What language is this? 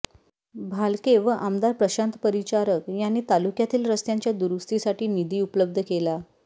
Marathi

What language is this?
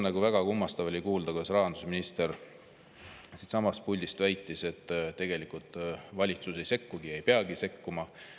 Estonian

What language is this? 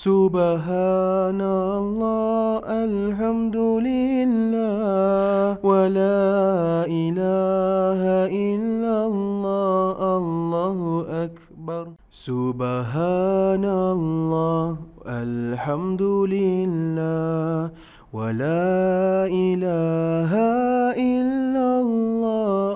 Malay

